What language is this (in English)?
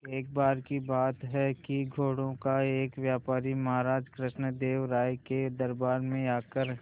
Hindi